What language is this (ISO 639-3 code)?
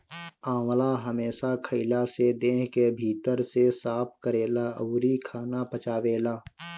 bho